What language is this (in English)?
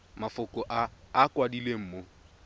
Tswana